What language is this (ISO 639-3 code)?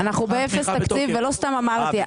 heb